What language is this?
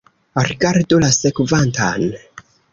Esperanto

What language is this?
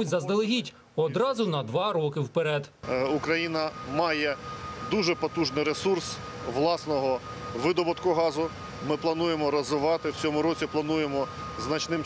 Ukrainian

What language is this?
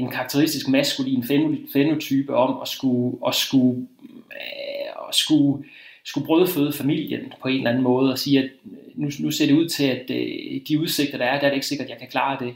Danish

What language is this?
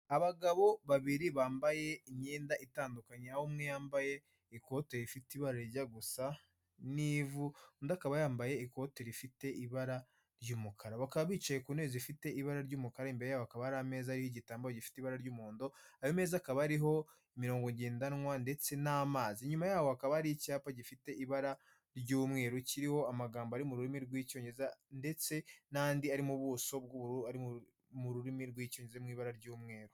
Kinyarwanda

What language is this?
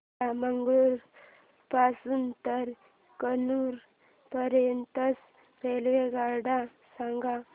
Marathi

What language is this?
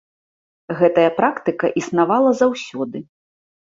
Belarusian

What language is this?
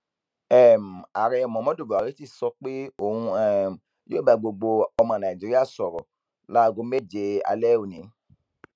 Yoruba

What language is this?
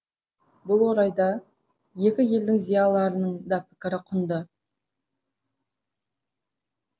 Kazakh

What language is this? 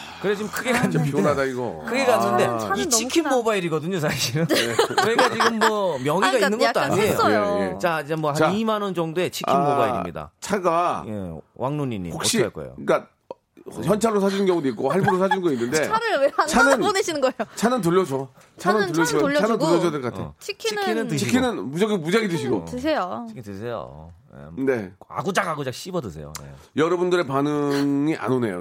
Korean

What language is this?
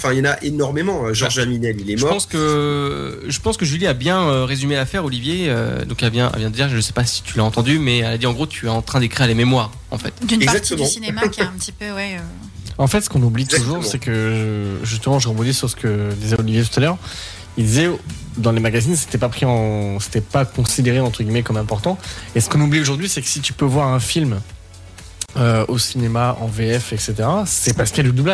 French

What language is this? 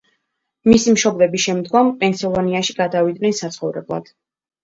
Georgian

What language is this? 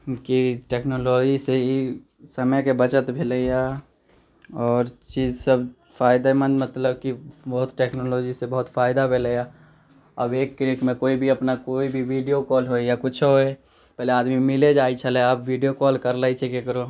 Maithili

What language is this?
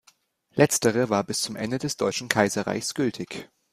German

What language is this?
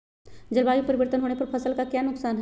Magahi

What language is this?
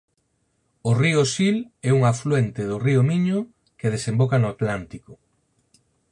Galician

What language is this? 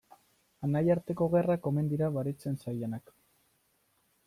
Basque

